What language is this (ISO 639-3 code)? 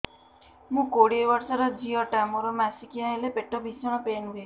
ori